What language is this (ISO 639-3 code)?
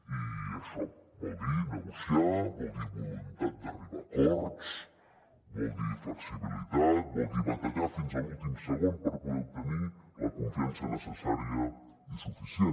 cat